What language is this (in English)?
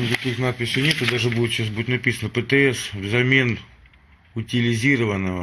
Russian